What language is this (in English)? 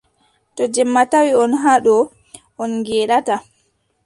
Adamawa Fulfulde